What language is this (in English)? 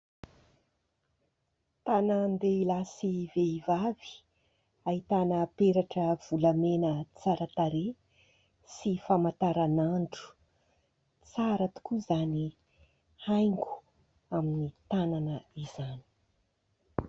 Malagasy